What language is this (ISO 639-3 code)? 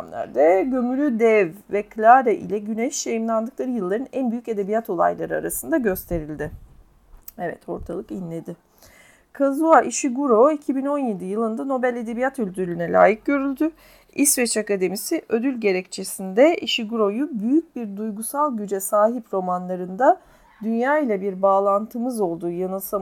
tur